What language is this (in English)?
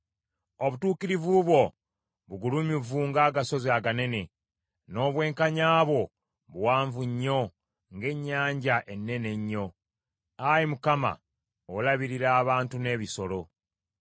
Ganda